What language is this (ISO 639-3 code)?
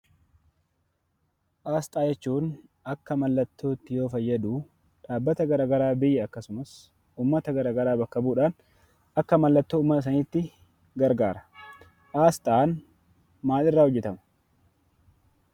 orm